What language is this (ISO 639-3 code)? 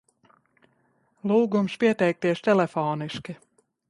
lav